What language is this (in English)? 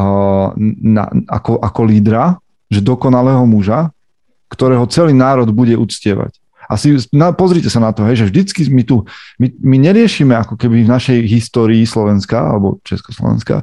Slovak